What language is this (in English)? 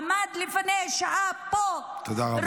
Hebrew